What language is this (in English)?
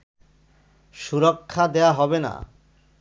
Bangla